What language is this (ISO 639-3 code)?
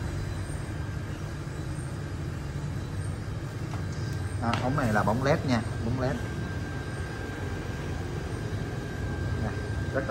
vie